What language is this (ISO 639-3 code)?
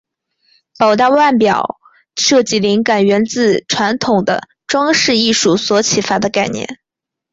zho